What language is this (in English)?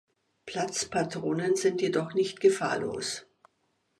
German